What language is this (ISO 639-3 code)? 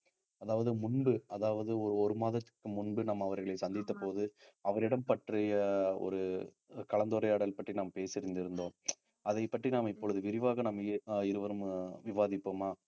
tam